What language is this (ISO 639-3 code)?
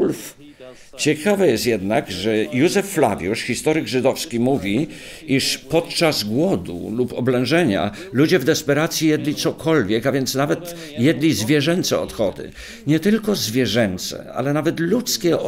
pol